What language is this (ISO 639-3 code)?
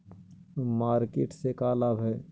mag